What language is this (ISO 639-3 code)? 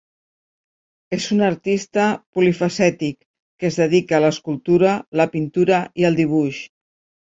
cat